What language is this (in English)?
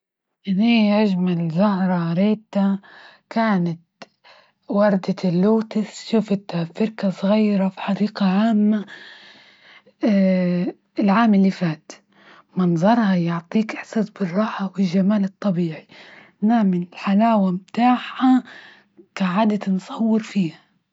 Libyan Arabic